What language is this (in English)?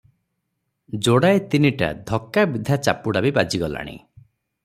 Odia